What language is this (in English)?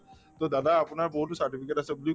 Assamese